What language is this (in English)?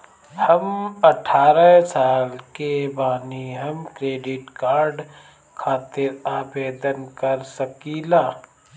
Bhojpuri